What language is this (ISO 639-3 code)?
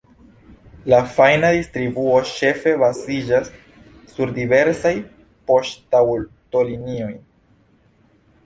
epo